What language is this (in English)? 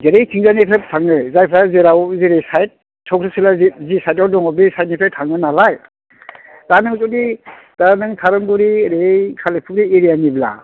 Bodo